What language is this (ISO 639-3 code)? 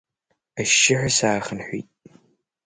abk